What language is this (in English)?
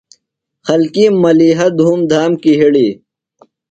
Phalura